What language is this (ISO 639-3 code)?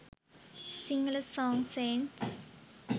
sin